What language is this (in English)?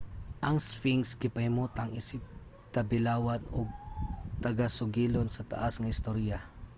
Cebuano